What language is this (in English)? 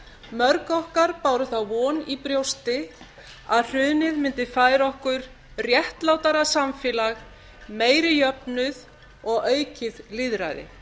Icelandic